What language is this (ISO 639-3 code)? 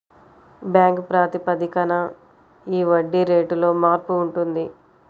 tel